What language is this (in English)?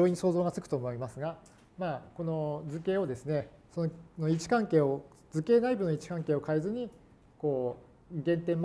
Japanese